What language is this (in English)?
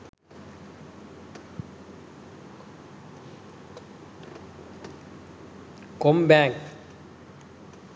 Sinhala